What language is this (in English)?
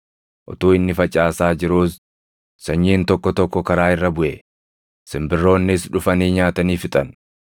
Oromo